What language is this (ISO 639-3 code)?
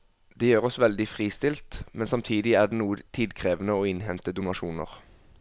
nor